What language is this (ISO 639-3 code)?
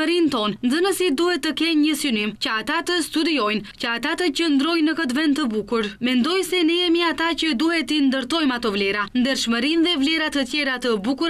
ron